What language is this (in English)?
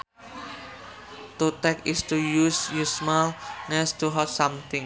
Sundanese